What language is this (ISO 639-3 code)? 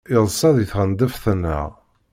kab